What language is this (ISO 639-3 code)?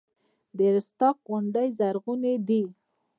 pus